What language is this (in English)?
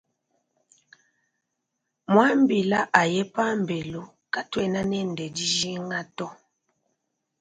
Luba-Lulua